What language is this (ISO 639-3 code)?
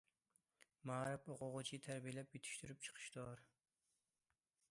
uig